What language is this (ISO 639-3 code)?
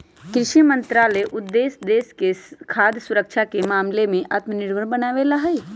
mag